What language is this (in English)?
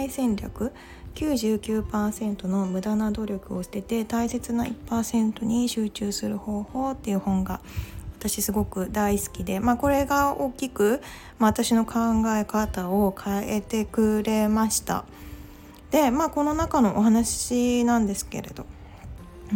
Japanese